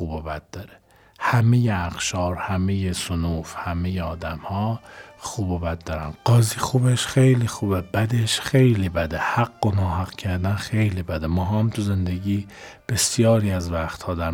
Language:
Persian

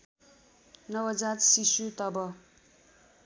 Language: Nepali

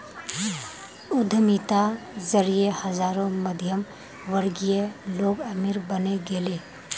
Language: Magahi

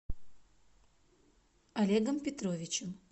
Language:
Russian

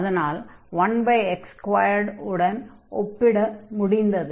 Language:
Tamil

